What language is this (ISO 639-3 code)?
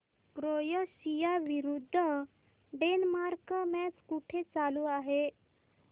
mar